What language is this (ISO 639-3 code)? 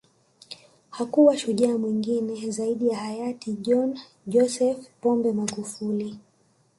swa